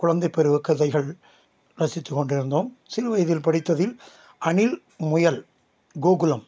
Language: Tamil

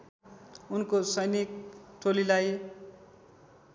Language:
Nepali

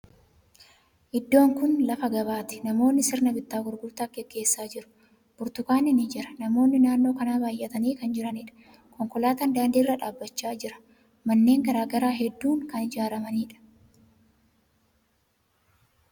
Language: Oromo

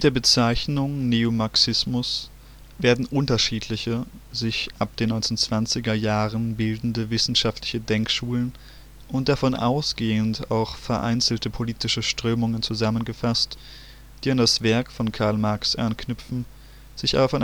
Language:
German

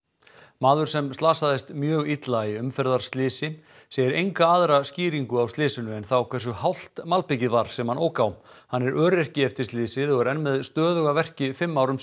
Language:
Icelandic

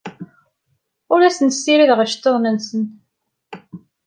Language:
Kabyle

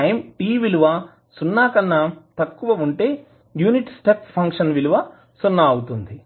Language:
Telugu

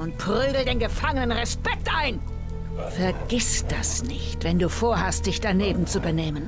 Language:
German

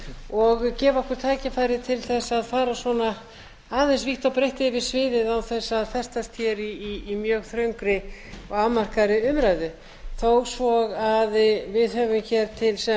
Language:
Icelandic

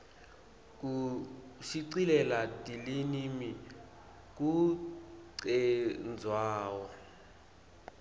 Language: Swati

